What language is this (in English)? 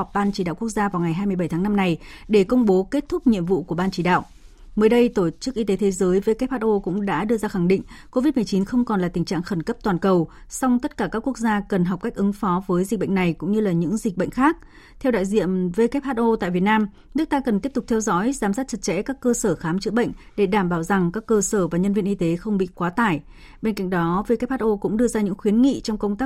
Vietnamese